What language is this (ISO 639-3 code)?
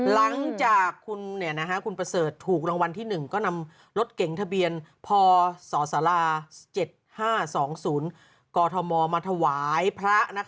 tha